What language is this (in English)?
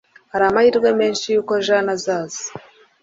Kinyarwanda